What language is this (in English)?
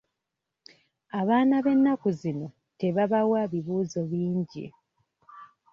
Ganda